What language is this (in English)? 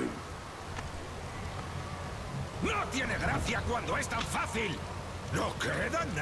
Spanish